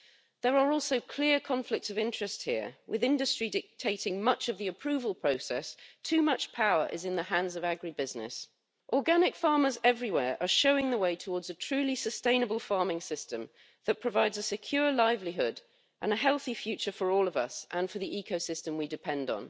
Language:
English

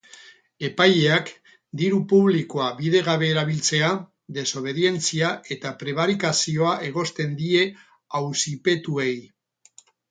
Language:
Basque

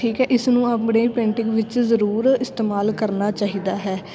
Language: Punjabi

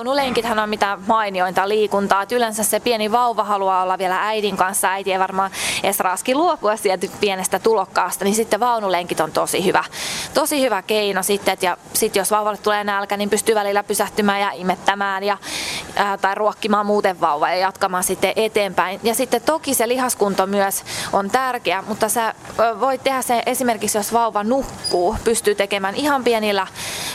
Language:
Finnish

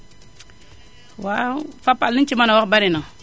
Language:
Wolof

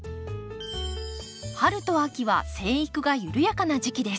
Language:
Japanese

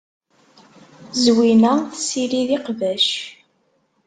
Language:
Kabyle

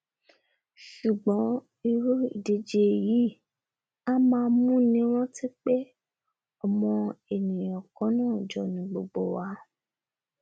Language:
Yoruba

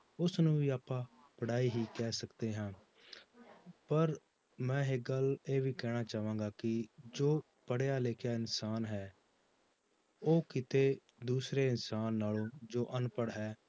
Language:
Punjabi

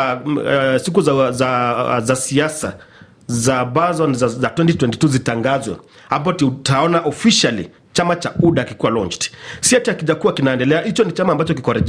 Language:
Swahili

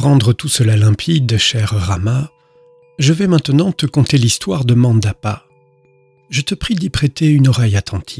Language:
French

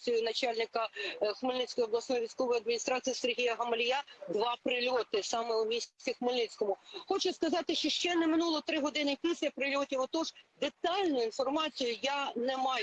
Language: Ukrainian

